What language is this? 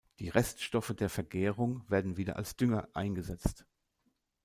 German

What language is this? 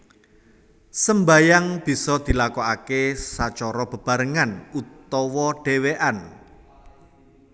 Javanese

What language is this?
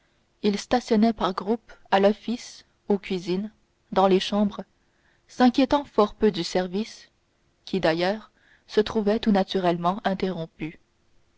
French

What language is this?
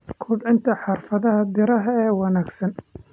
Somali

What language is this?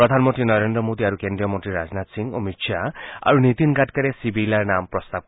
Assamese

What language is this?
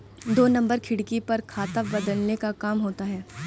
Hindi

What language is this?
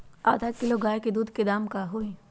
Magahi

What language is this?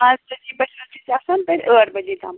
Kashmiri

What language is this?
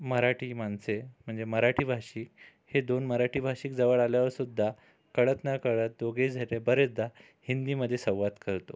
Marathi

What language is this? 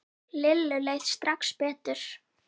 Icelandic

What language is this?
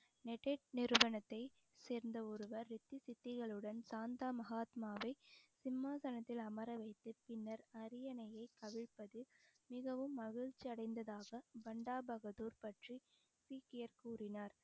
Tamil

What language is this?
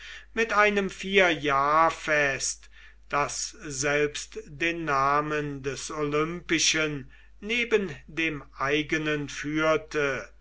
German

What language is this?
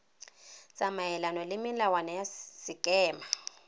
Tswana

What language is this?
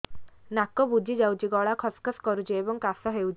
Odia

